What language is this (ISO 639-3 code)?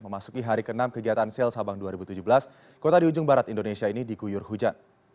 ind